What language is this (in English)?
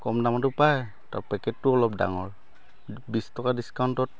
Assamese